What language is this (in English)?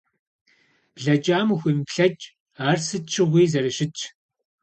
Kabardian